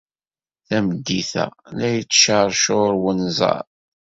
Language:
Kabyle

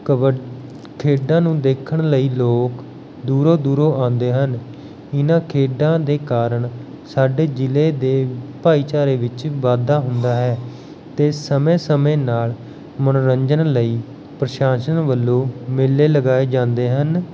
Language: Punjabi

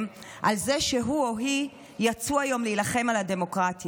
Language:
Hebrew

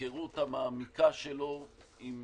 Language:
Hebrew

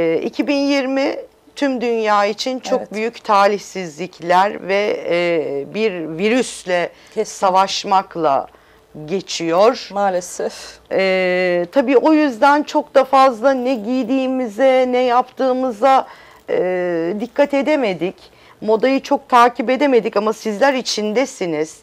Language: Turkish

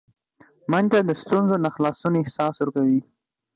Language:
Pashto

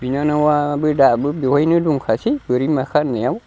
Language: Bodo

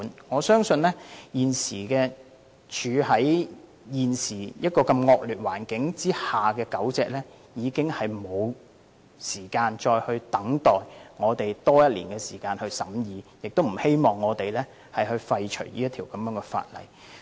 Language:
Cantonese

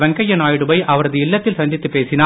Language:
Tamil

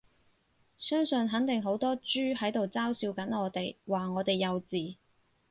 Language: Cantonese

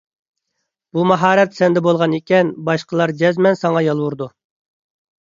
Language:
Uyghur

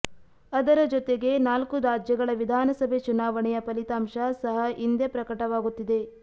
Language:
Kannada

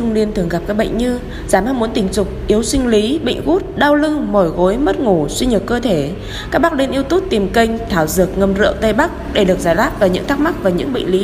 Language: Vietnamese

